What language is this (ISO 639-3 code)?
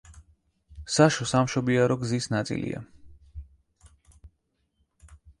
kat